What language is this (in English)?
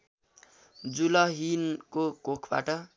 Nepali